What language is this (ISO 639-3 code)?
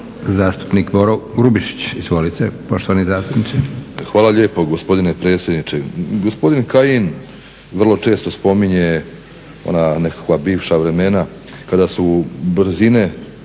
hrv